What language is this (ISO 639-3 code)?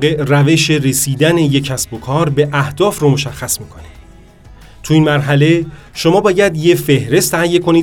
fas